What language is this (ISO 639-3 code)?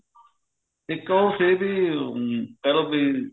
pan